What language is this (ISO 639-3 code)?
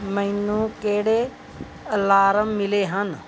pan